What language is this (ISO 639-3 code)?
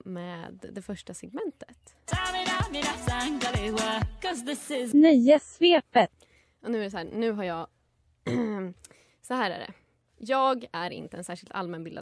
swe